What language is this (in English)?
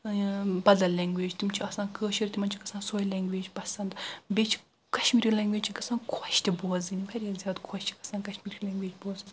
Kashmiri